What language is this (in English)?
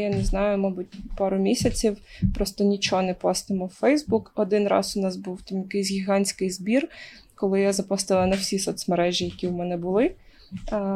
Ukrainian